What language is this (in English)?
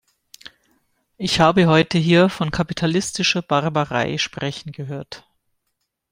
German